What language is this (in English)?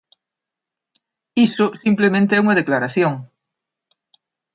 Galician